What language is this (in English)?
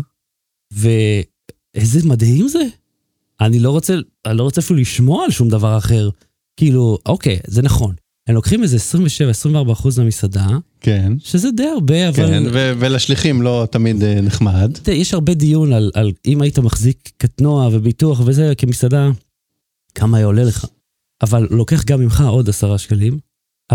Hebrew